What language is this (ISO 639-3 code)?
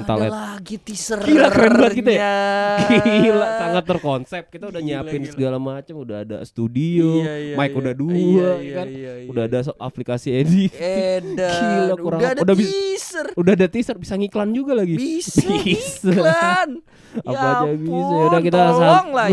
ind